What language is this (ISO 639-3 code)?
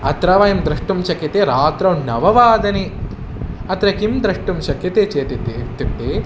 san